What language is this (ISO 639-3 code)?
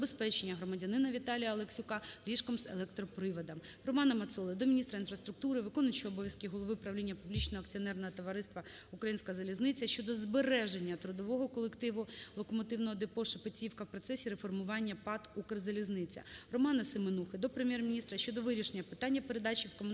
ukr